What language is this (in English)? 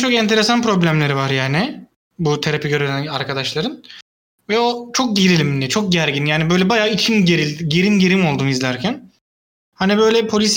Turkish